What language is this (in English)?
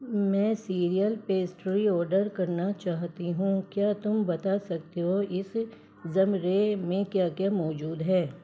Urdu